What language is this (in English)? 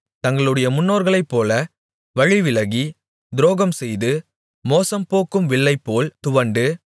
Tamil